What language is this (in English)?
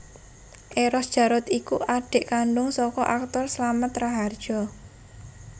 Javanese